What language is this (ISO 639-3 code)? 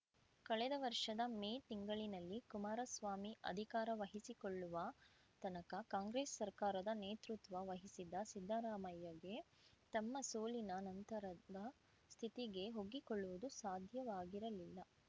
kan